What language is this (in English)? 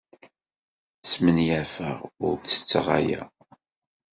Kabyle